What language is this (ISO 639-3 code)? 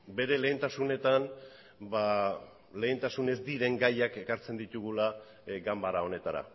eus